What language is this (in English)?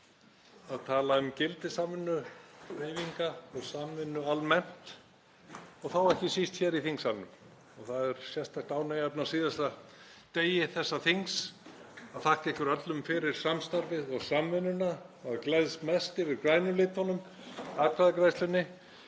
Icelandic